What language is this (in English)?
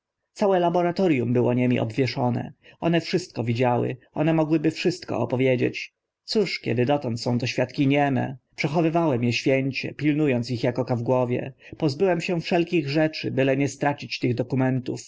Polish